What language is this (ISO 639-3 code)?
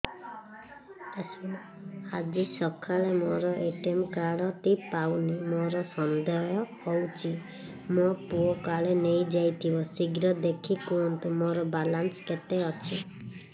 ori